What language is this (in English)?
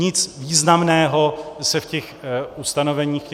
Czech